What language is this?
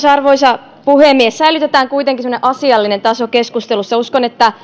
Finnish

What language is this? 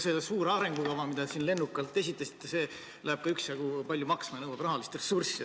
Estonian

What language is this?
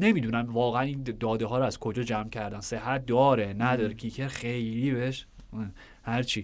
Persian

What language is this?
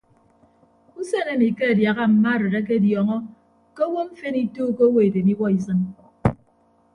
Ibibio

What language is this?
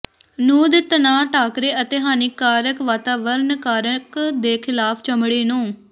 Punjabi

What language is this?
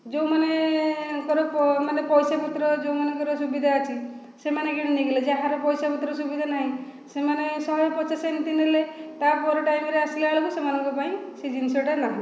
Odia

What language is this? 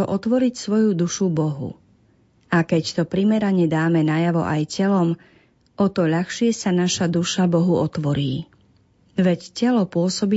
Slovak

